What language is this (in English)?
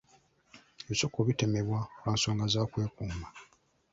Ganda